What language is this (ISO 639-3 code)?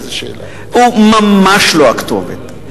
heb